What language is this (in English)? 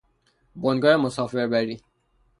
Persian